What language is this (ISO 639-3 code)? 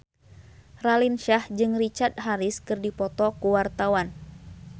sun